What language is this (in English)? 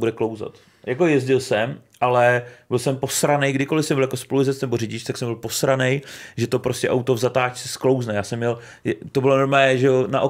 Czech